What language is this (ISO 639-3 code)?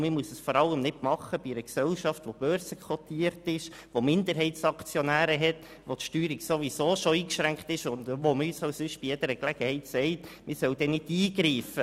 gsw